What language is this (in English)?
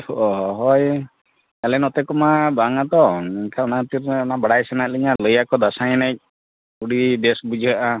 Santali